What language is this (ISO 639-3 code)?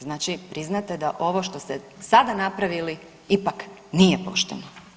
hrv